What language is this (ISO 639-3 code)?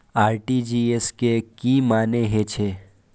mai